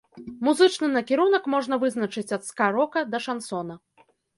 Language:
Belarusian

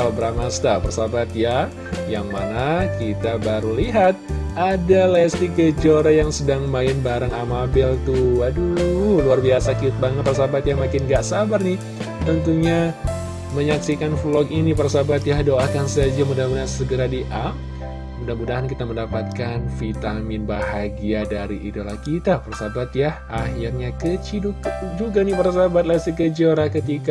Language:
Indonesian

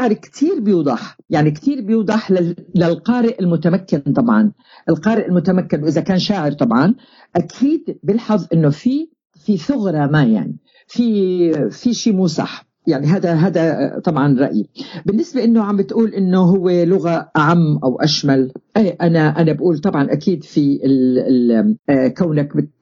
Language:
Arabic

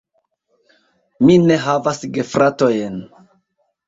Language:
Esperanto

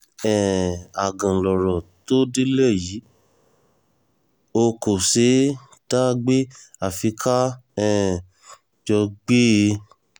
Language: Yoruba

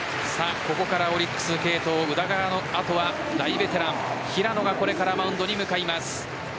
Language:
Japanese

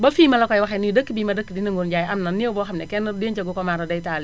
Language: Wolof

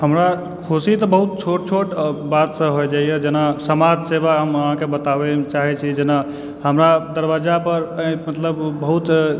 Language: Maithili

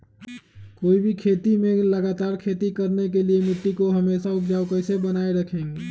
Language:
Magahi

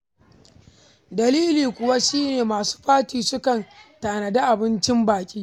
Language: Hausa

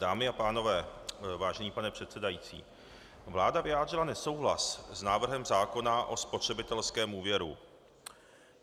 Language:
Czech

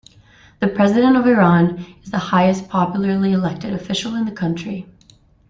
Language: English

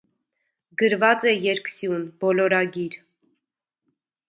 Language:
Armenian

